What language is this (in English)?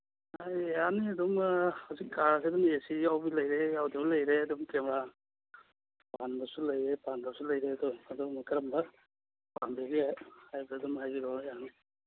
Manipuri